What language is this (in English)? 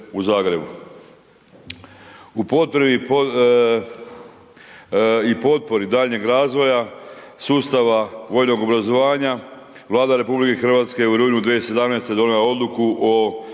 Croatian